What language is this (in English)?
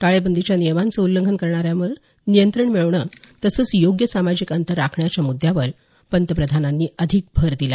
Marathi